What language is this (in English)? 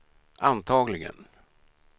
Swedish